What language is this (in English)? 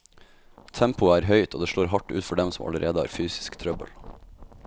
Norwegian